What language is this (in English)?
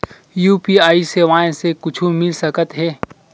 Chhattisgarhi